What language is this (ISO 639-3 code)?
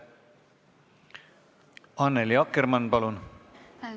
est